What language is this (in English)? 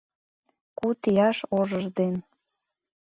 Mari